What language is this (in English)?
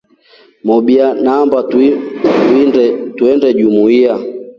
Rombo